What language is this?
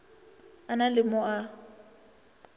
Northern Sotho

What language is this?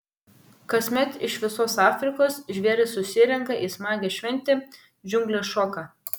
Lithuanian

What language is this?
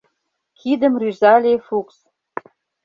Mari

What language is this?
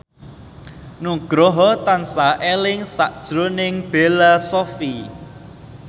Javanese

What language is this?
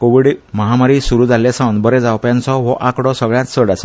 Konkani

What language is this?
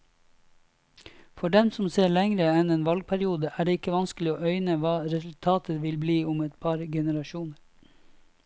Norwegian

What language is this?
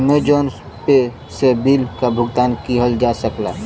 Bhojpuri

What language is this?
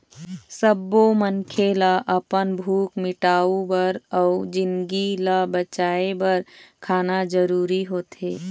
Chhattisgarhi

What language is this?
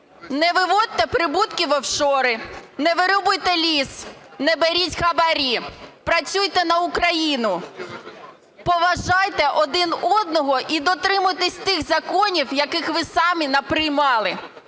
Ukrainian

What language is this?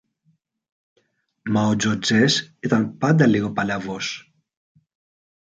Greek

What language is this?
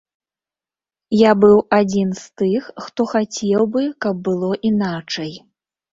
Belarusian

